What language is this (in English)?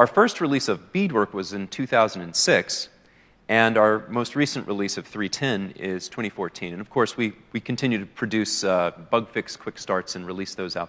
English